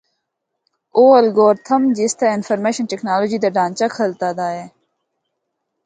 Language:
Northern Hindko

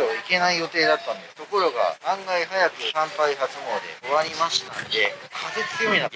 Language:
Japanese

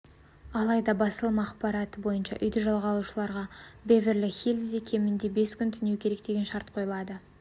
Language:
Kazakh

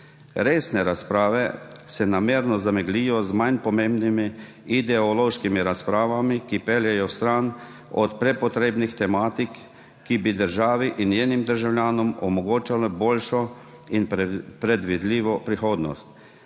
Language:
Slovenian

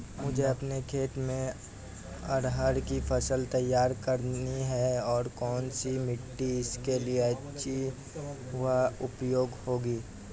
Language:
Hindi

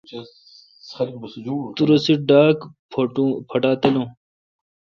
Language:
Kalkoti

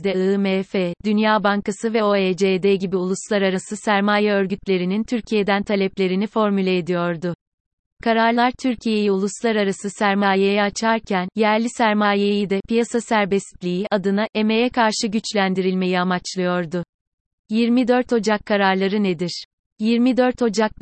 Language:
Turkish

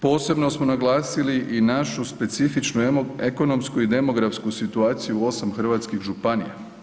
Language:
Croatian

